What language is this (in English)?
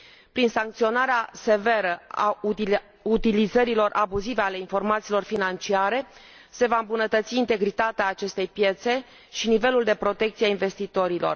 Romanian